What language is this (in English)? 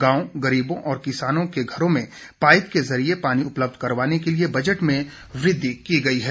Hindi